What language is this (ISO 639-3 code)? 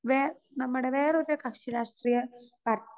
mal